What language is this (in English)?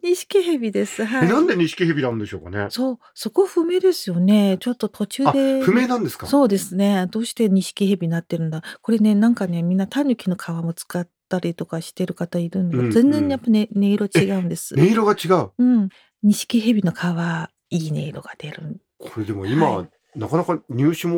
Japanese